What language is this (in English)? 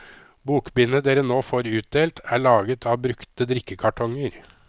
Norwegian